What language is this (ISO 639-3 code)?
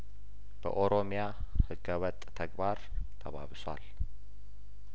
amh